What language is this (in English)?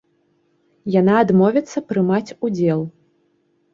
Belarusian